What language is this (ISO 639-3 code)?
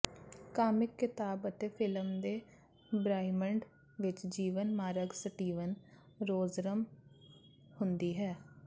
pan